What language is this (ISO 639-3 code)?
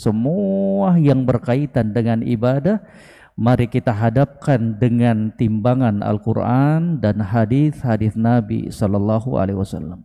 ind